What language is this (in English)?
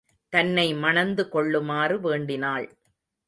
Tamil